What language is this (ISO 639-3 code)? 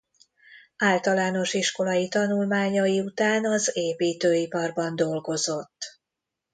hun